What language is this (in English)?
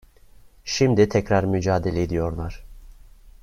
Turkish